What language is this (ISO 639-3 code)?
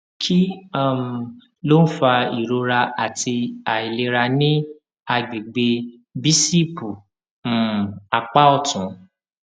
yor